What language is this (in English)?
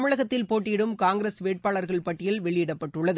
Tamil